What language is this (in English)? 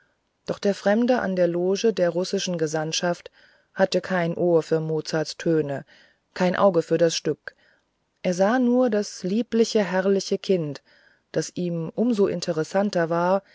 German